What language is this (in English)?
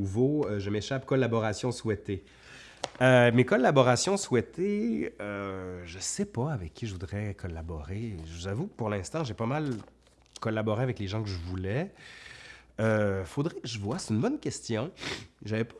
French